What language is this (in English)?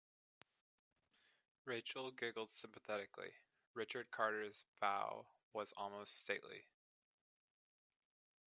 English